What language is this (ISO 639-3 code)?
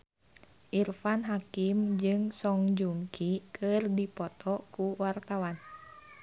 sun